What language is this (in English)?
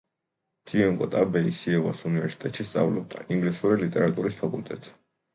Georgian